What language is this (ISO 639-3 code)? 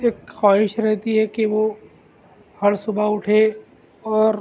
urd